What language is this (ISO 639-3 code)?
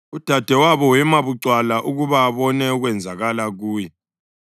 nde